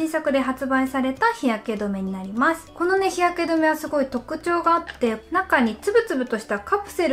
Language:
Japanese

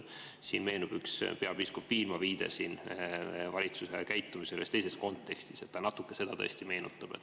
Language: Estonian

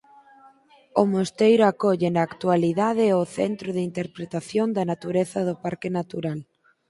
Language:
Galician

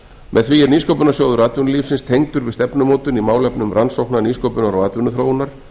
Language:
Icelandic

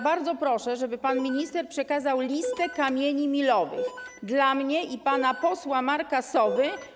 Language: Polish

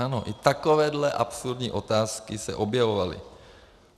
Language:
Czech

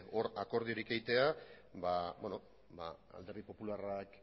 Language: Basque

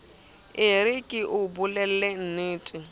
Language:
Southern Sotho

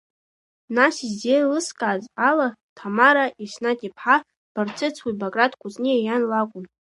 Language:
Abkhazian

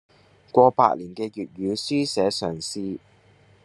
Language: Cantonese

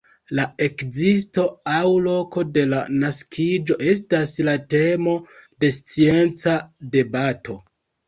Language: Esperanto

